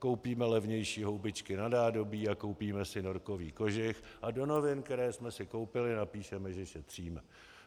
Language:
Czech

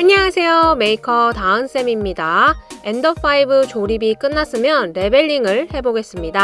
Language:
Korean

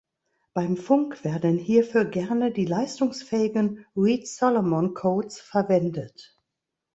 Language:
German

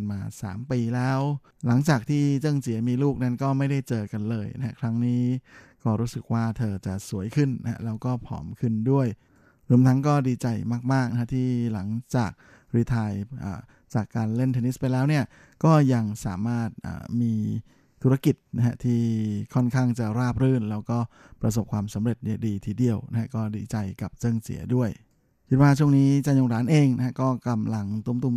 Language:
Thai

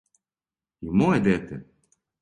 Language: Serbian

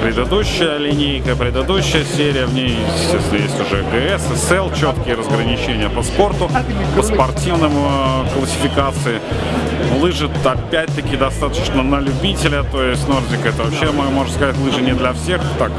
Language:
Russian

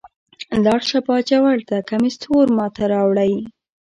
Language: Pashto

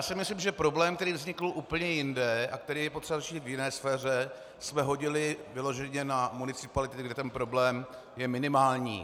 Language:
Czech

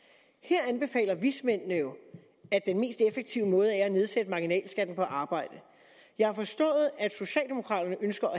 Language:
Danish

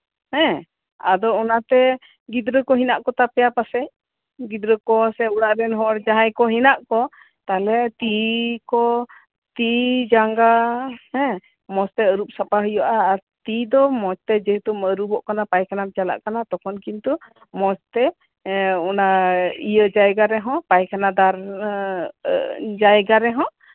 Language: Santali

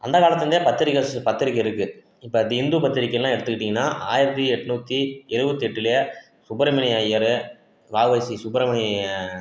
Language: Tamil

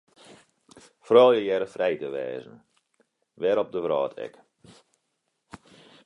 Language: Western Frisian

